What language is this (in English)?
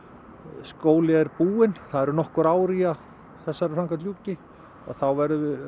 Icelandic